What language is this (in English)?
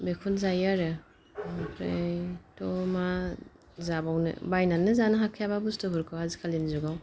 Bodo